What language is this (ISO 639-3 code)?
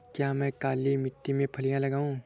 hin